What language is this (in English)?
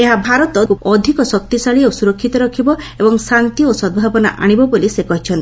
Odia